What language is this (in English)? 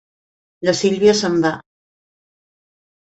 Catalan